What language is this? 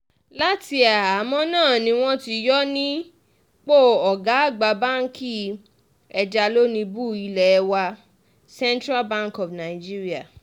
Yoruba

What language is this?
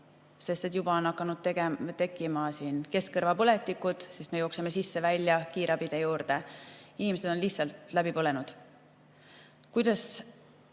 Estonian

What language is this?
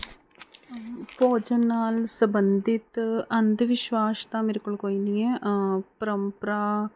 Punjabi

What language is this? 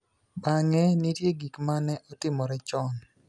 Luo (Kenya and Tanzania)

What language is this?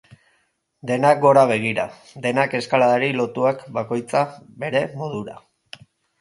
Basque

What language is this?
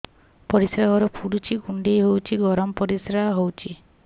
Odia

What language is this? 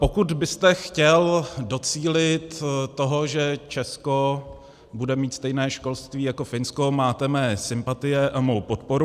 Czech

